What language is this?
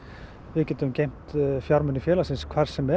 Icelandic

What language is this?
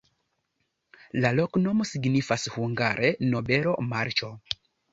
Esperanto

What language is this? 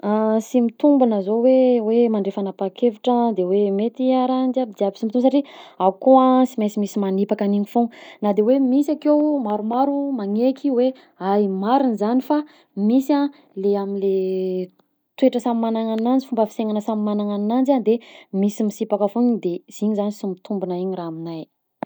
Southern Betsimisaraka Malagasy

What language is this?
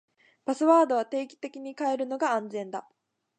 Japanese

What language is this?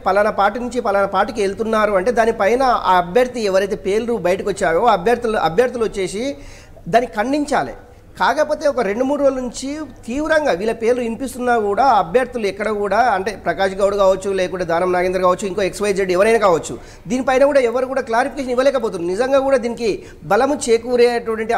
Telugu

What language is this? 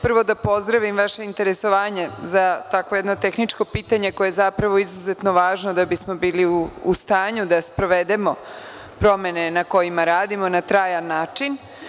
Serbian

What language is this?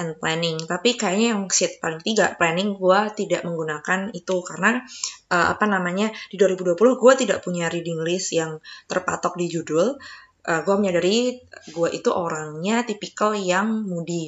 Indonesian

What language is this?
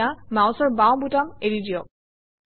Assamese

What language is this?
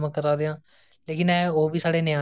Dogri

